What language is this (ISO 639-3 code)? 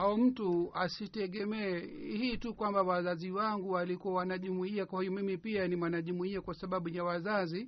swa